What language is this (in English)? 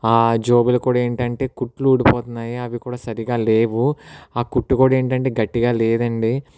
Telugu